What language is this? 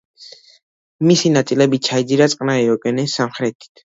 Georgian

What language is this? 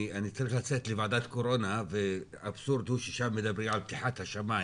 Hebrew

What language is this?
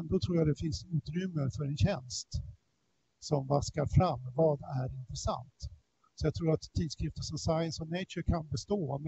Swedish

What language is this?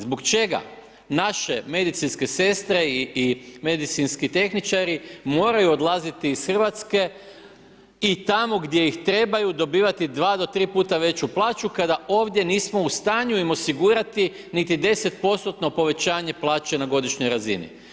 Croatian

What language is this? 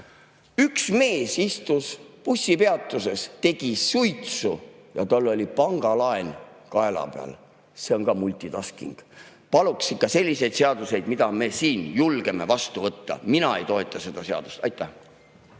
Estonian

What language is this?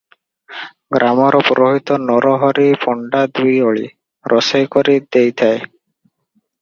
Odia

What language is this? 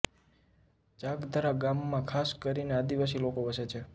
Gujarati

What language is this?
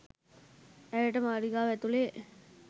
Sinhala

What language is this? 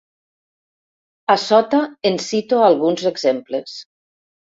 Catalan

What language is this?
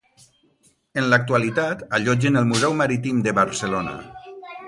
Catalan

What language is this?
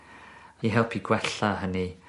Welsh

